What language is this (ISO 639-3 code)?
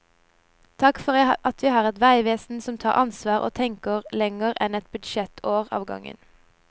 nor